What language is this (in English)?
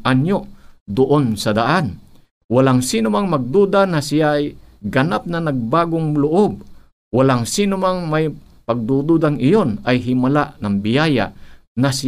Filipino